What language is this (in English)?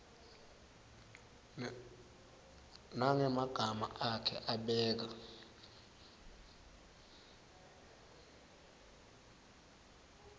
Swati